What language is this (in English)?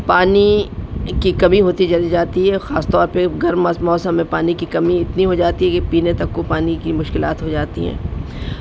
Urdu